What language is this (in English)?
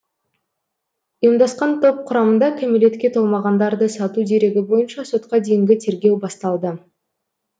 Kazakh